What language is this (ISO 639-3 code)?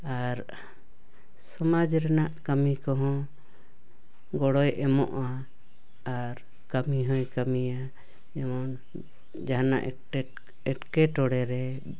sat